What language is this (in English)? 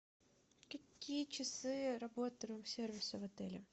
Russian